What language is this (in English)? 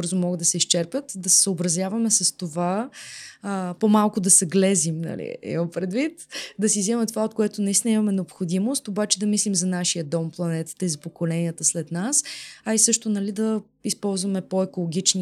Bulgarian